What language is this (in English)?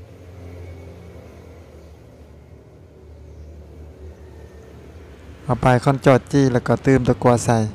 Thai